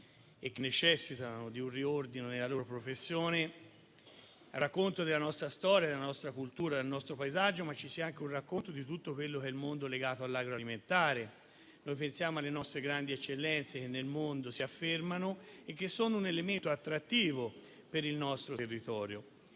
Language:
Italian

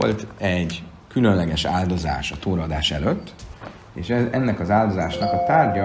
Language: Hungarian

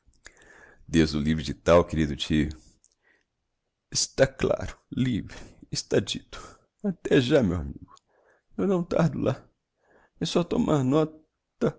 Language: Portuguese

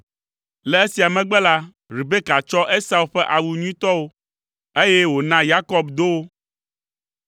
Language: Ewe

